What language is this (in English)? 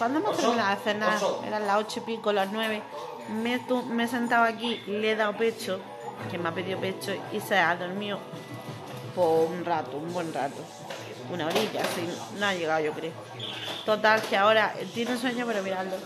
Spanish